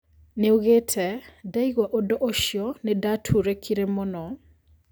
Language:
Kikuyu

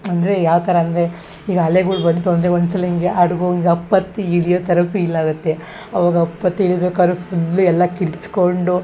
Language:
Kannada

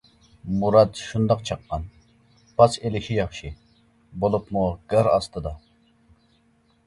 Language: Uyghur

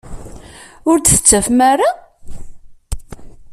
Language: Kabyle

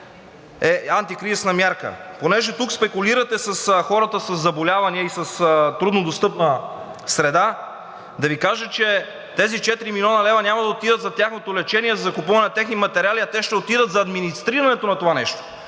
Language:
Bulgarian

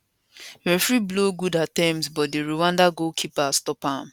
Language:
Nigerian Pidgin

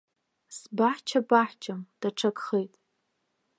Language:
Abkhazian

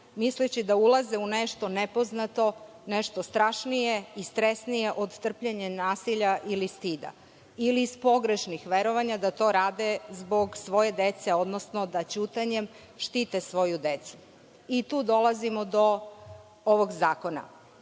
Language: Serbian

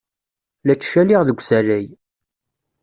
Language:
Kabyle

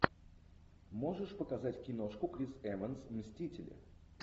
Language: Russian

